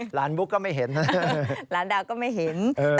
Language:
Thai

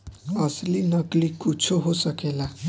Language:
Bhojpuri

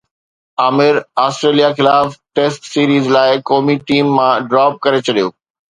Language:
Sindhi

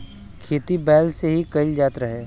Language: Bhojpuri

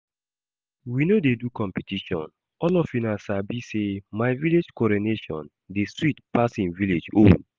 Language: Nigerian Pidgin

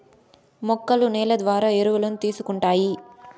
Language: Telugu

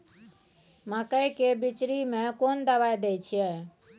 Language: Maithili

